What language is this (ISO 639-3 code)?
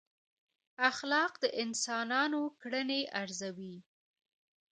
pus